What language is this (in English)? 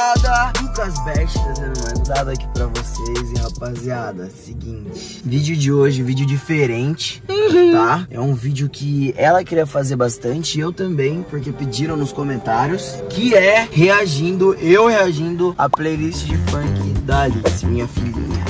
Portuguese